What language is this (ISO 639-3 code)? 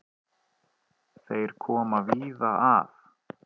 isl